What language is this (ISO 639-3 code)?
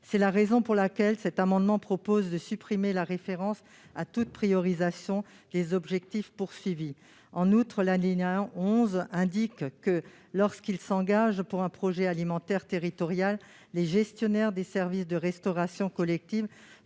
fra